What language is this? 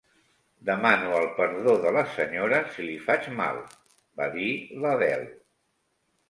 Catalan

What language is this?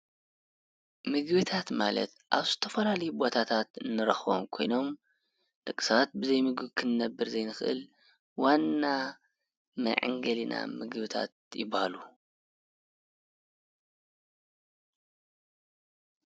Tigrinya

